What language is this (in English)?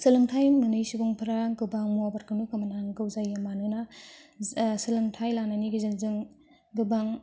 Bodo